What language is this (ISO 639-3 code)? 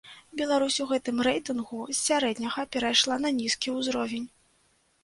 bel